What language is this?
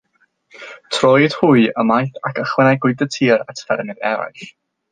Welsh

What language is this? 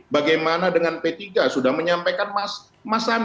Indonesian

